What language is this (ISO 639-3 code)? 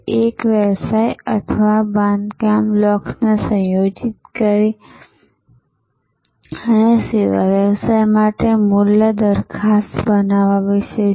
guj